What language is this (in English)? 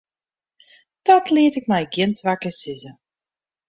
Western Frisian